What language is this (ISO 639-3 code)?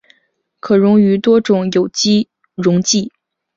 zho